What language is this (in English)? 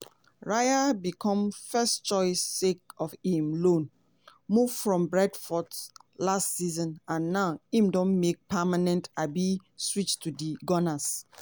Nigerian Pidgin